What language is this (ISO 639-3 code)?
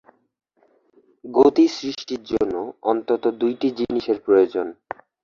ben